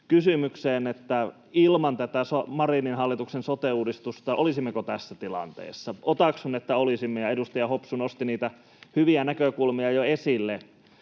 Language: Finnish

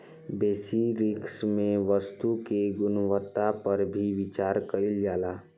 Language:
Bhojpuri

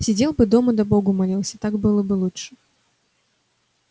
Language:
Russian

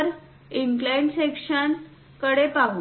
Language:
Marathi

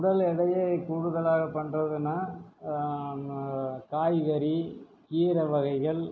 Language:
Tamil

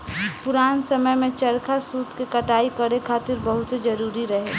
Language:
Bhojpuri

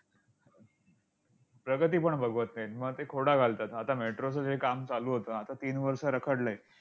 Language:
Marathi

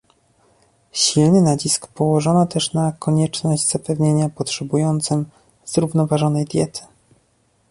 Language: Polish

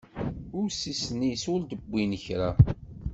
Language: Kabyle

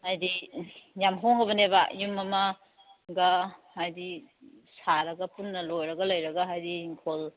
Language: Manipuri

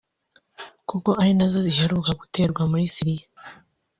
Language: Kinyarwanda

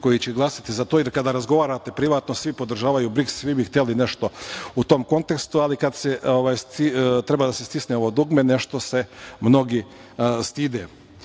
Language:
Serbian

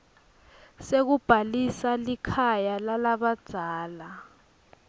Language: Swati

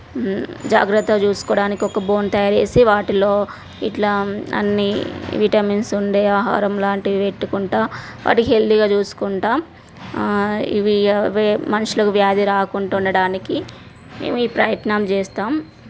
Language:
Telugu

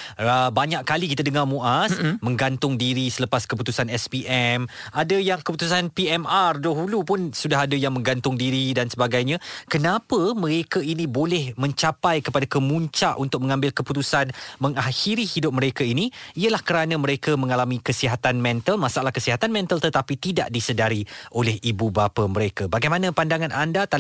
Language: Malay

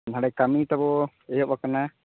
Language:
Santali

